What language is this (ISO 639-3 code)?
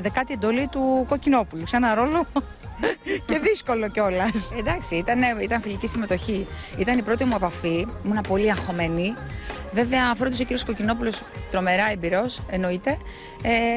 ell